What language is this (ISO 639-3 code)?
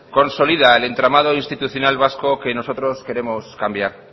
spa